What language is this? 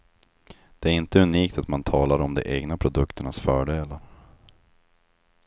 Swedish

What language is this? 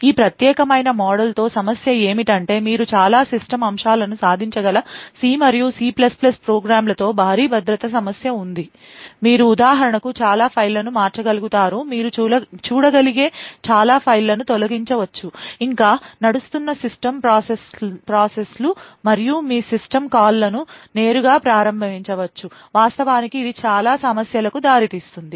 Telugu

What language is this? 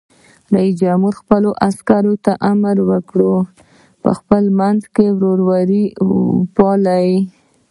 Pashto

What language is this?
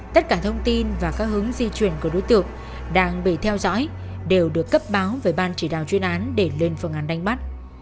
Vietnamese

